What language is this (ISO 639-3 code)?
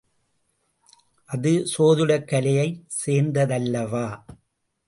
tam